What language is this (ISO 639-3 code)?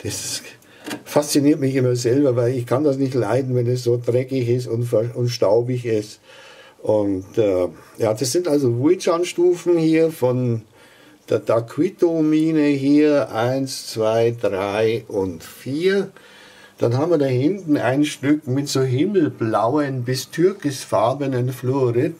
deu